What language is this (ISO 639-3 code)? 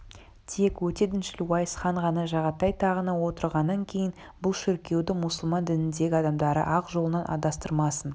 kaz